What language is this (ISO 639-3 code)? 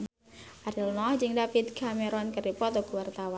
sun